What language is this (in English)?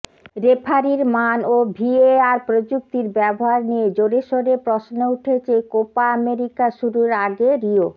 Bangla